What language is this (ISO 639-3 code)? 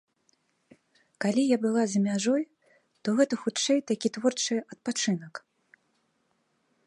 bel